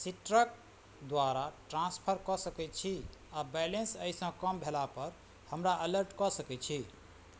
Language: Maithili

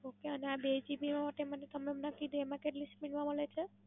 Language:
Gujarati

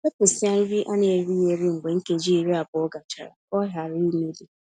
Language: Igbo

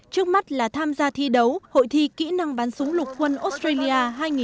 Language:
Vietnamese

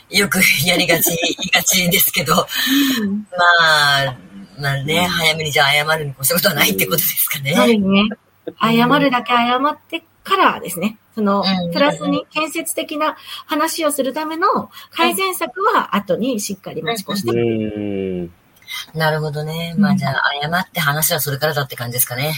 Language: Japanese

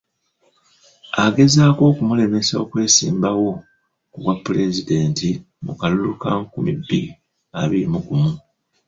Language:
Ganda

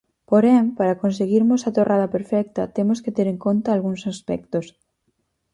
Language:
Galician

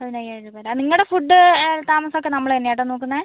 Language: Malayalam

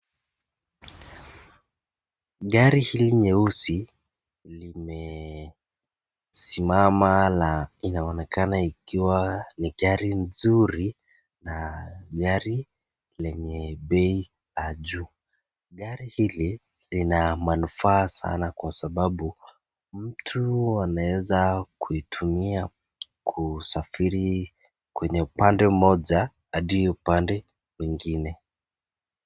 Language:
Swahili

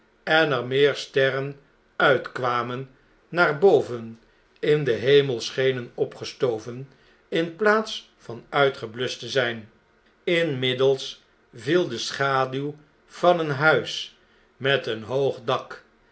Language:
Dutch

